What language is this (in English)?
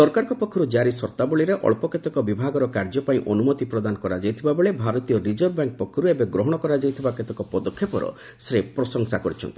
Odia